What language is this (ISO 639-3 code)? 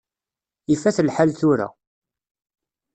kab